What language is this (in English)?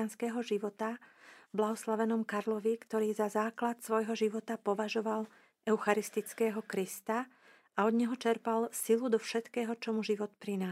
Slovak